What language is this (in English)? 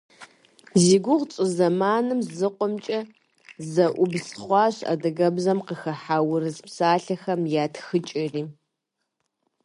Kabardian